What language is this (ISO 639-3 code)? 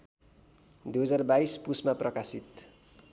nep